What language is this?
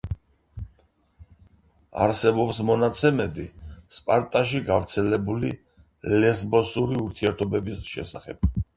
Georgian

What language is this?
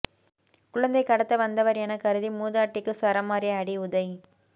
Tamil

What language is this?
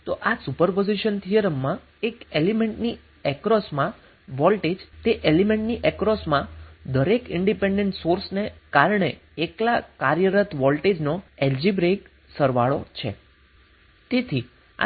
Gujarati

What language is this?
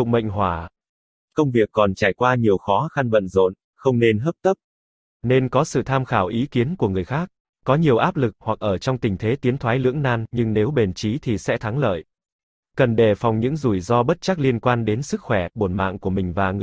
Vietnamese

